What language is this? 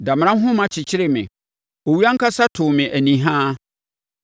Akan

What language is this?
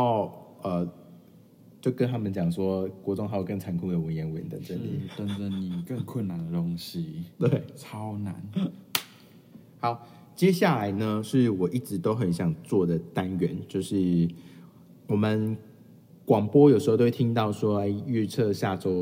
Chinese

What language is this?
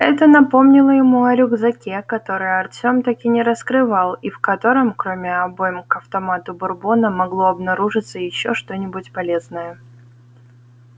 Russian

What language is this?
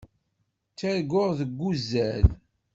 Kabyle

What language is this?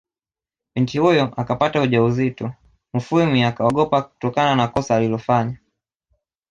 Swahili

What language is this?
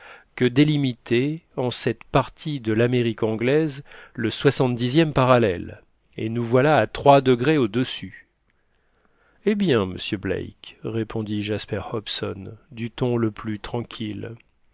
French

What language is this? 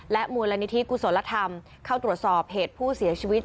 Thai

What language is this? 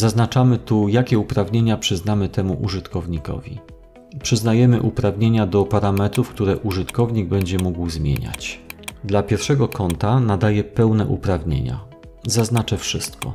Polish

